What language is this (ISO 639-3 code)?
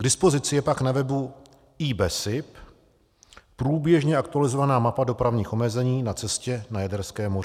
ces